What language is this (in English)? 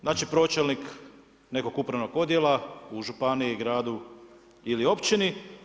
Croatian